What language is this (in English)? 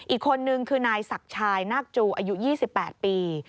Thai